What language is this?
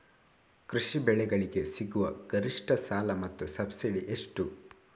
Kannada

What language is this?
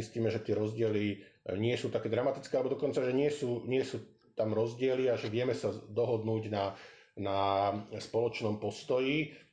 Slovak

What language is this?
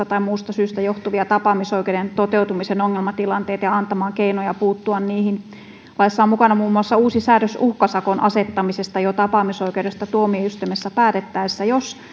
Finnish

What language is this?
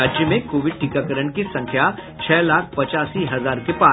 Hindi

